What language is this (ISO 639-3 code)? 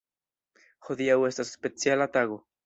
epo